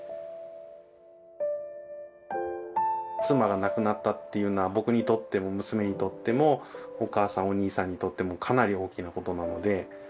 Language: Japanese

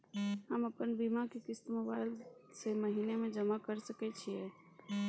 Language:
Maithili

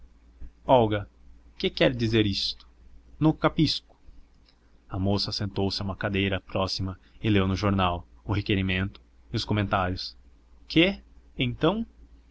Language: Portuguese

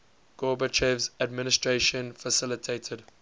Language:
English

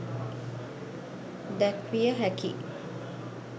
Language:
Sinhala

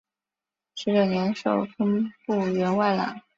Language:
Chinese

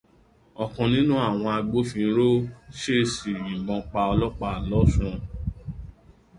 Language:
Yoruba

